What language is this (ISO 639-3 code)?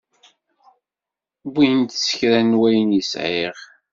kab